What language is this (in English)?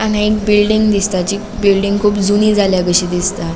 Konkani